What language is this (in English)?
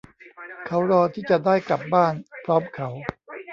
Thai